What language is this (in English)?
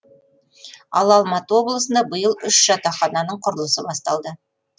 Kazakh